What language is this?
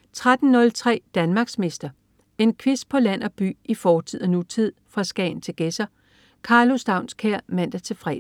Danish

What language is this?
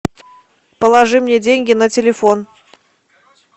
Russian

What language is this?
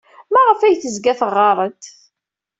Kabyle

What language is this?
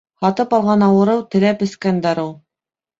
Bashkir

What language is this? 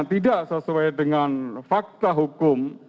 Indonesian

